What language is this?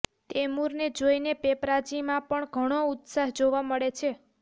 Gujarati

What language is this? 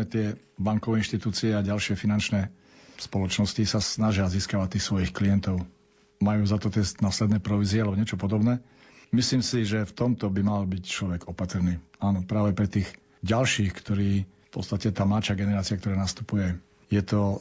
Slovak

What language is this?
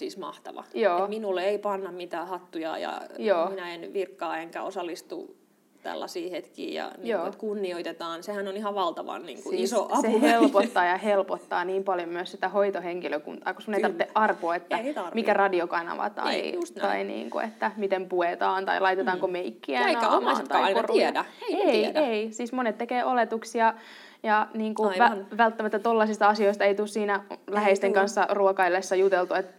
Finnish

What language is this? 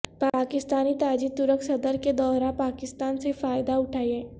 Urdu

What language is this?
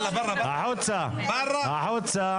Hebrew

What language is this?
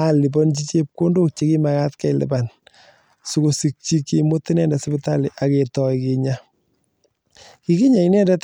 Kalenjin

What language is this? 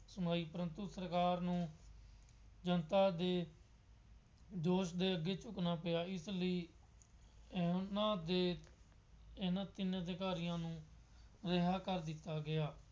Punjabi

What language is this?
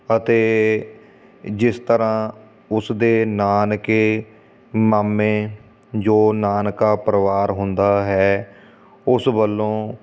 Punjabi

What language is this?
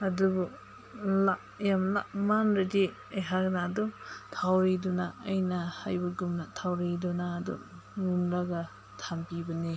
Manipuri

